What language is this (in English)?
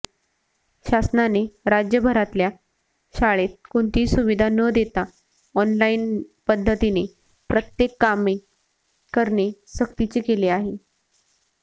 Marathi